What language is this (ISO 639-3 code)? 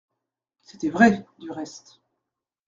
fra